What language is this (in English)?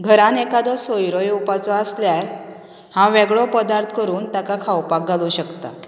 Konkani